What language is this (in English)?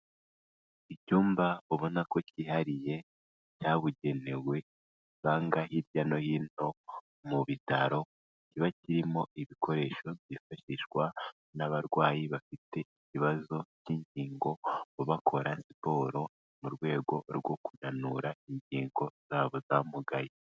Kinyarwanda